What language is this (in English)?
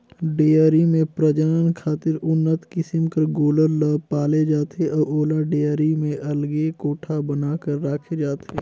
Chhattisgarhi